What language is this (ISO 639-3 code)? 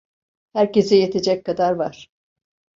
tur